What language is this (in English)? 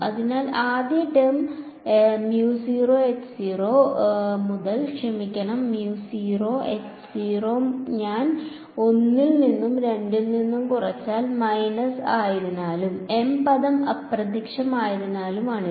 Malayalam